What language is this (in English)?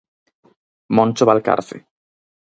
Galician